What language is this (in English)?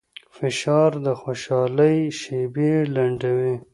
Pashto